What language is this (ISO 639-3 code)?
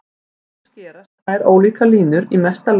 isl